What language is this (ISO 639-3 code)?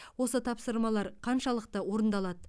kaz